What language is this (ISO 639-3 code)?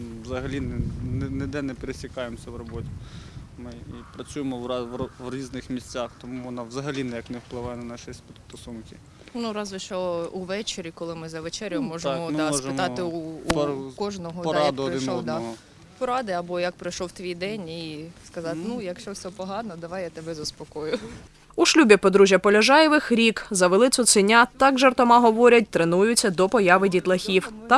ukr